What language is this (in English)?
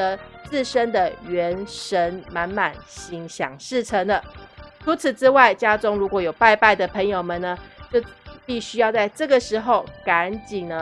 Chinese